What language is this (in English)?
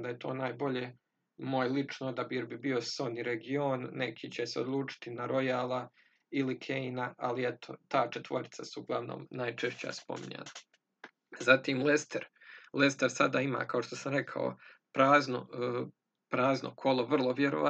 Croatian